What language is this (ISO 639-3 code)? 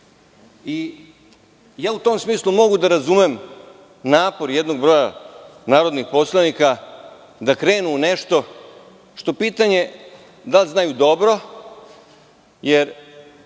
srp